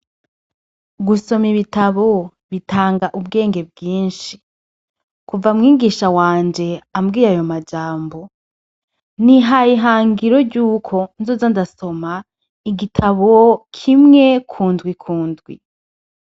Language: Rundi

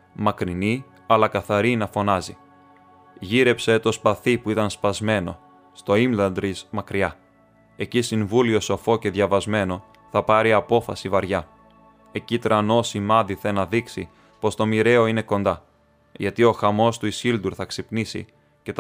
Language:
Greek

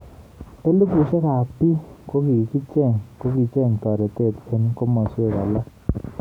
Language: Kalenjin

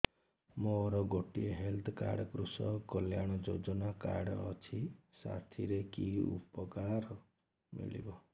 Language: Odia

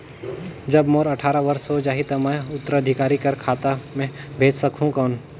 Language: Chhattisgarhi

